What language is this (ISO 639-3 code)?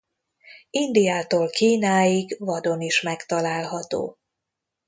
hun